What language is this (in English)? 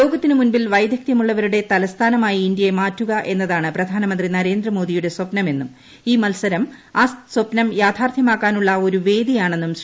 Malayalam